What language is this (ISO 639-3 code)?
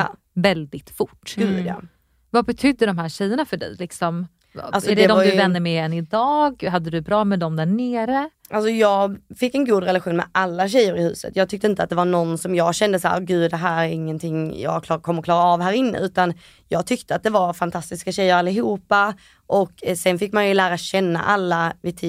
swe